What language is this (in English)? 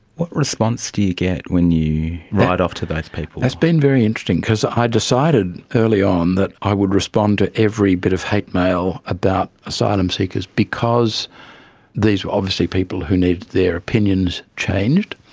English